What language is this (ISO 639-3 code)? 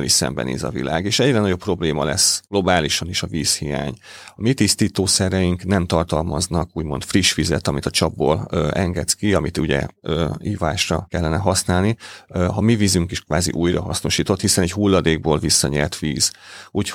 hun